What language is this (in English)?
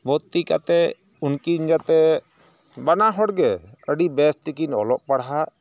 Santali